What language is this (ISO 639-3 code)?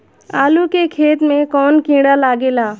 bho